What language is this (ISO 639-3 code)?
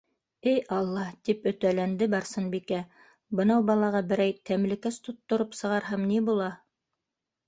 bak